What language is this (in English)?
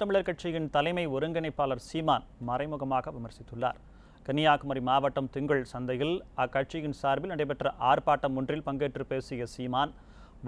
Indonesian